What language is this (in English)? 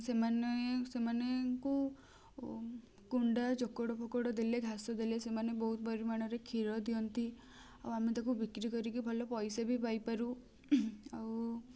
Odia